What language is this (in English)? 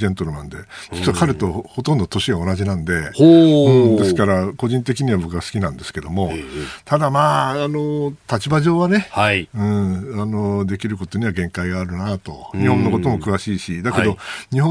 Japanese